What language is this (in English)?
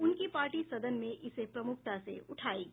Hindi